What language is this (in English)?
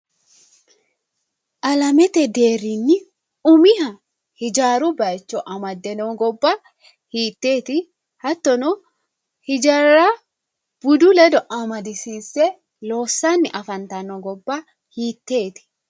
Sidamo